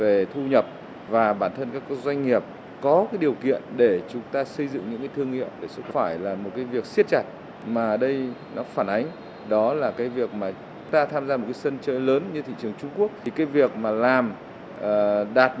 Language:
Vietnamese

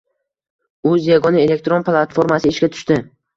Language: Uzbek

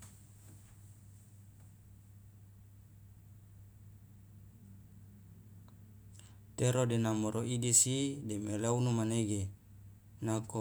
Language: Loloda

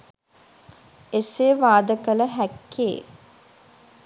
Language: Sinhala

